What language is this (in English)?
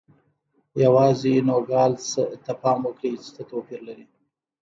Pashto